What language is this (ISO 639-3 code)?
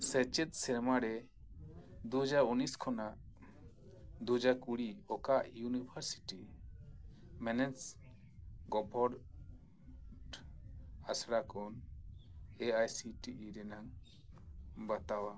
sat